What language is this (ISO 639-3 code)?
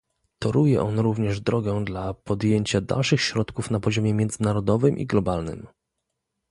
pol